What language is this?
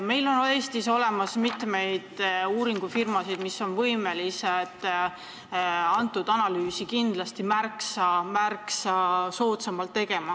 Estonian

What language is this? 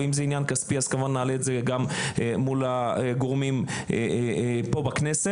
Hebrew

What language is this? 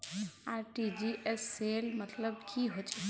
Magahi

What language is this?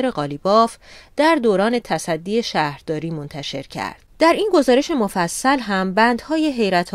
Persian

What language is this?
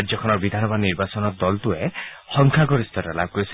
Assamese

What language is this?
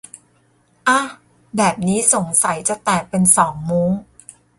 Thai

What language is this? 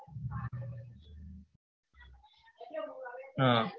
Gujarati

